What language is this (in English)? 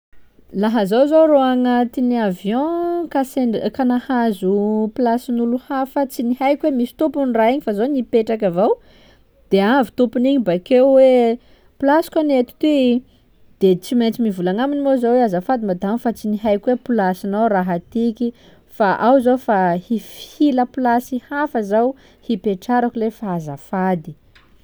Sakalava Malagasy